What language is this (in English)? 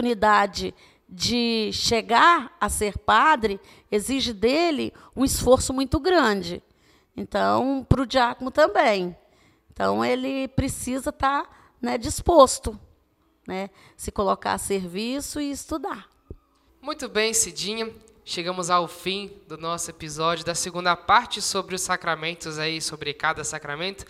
Portuguese